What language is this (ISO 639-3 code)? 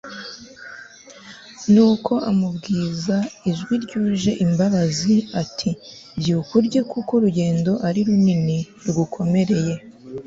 kin